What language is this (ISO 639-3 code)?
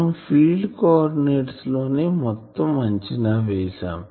tel